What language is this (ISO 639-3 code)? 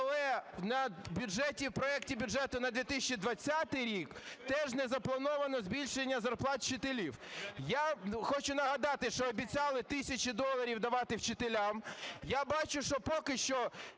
ukr